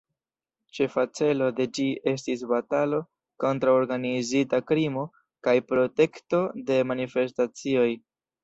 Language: Esperanto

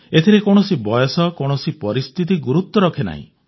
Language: Odia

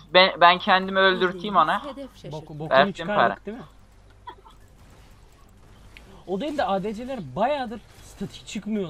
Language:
Turkish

